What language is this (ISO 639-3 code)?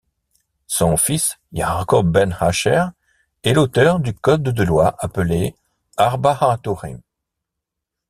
fra